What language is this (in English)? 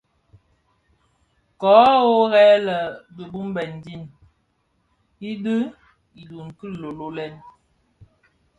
Bafia